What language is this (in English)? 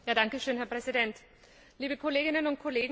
German